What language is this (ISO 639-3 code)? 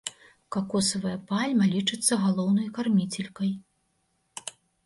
bel